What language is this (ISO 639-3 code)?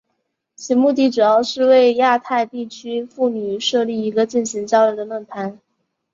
zho